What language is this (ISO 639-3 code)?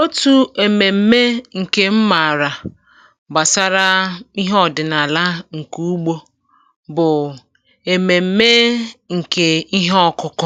ibo